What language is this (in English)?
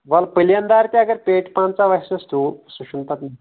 Kashmiri